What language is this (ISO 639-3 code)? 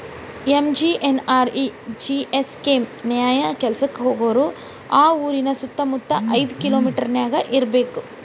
kan